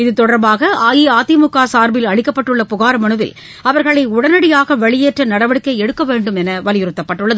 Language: Tamil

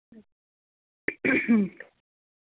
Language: Dogri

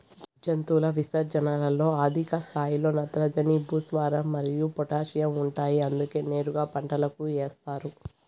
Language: Telugu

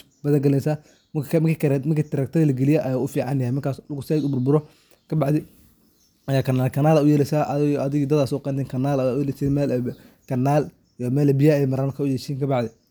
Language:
Somali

